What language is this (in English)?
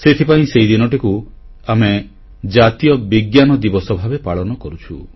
Odia